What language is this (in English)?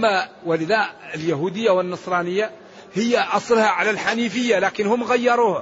Arabic